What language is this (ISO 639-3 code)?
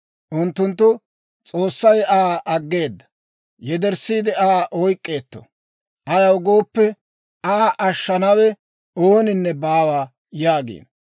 dwr